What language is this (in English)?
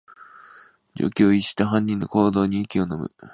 Japanese